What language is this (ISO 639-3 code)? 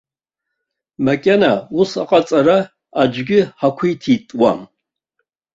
abk